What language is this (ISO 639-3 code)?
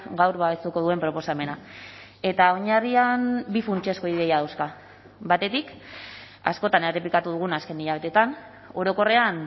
eus